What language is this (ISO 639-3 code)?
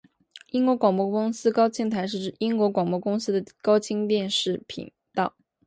zho